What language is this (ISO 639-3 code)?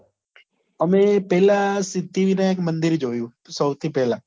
guj